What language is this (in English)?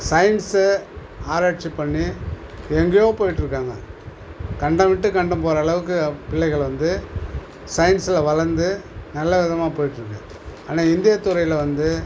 Tamil